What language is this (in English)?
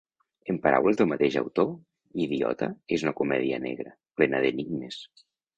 Catalan